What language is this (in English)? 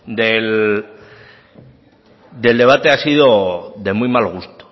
Spanish